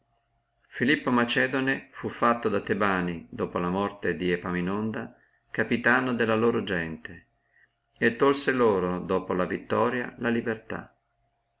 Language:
Italian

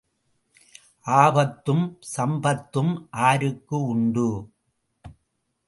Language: Tamil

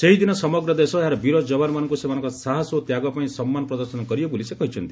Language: Odia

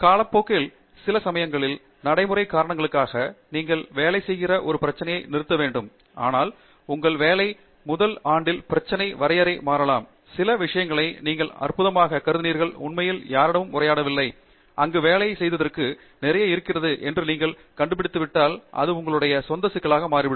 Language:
Tamil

